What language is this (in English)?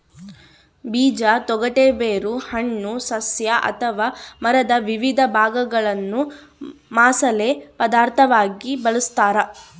Kannada